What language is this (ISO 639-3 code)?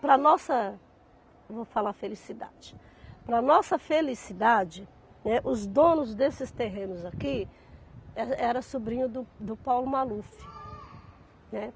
por